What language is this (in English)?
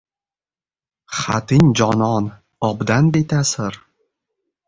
Uzbek